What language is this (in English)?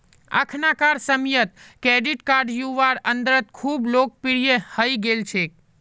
Magahi